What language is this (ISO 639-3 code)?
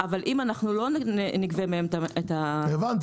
heb